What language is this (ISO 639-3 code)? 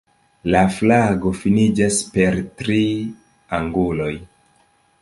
epo